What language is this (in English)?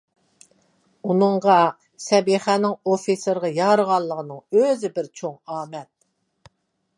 Uyghur